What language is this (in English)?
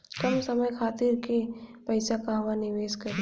Bhojpuri